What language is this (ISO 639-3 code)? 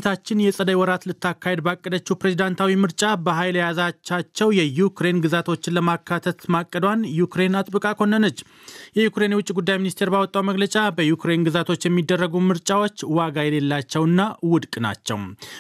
amh